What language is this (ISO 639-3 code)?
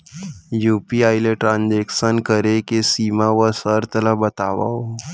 hne